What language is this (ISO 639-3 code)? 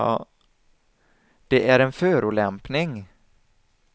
swe